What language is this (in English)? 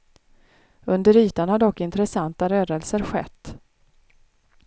Swedish